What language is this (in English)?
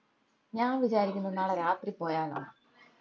Malayalam